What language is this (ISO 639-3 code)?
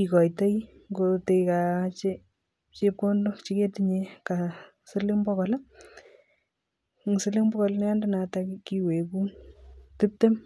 kln